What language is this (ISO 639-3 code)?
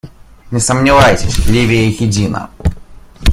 rus